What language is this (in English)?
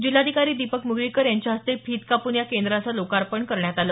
Marathi